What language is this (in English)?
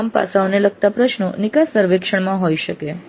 Gujarati